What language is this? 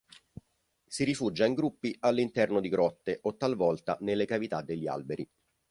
Italian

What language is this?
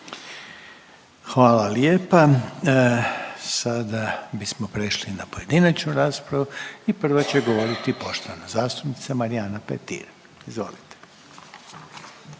Croatian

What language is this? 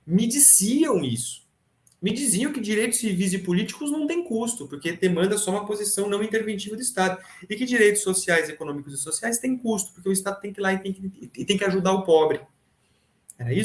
Portuguese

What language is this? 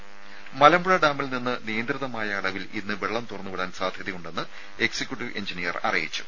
Malayalam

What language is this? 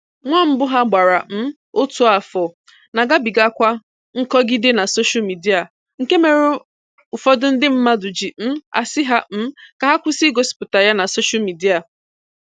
Igbo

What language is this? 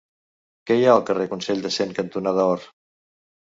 Catalan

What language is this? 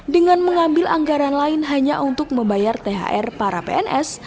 Indonesian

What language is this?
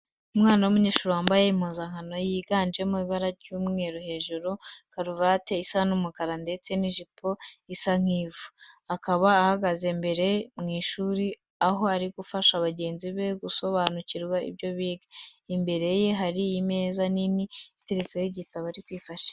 Kinyarwanda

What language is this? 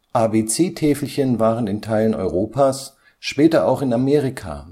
German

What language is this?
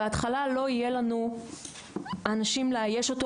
Hebrew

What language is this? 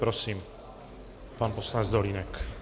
Czech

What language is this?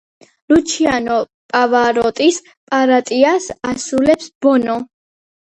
Georgian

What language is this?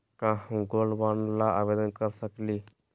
Magahi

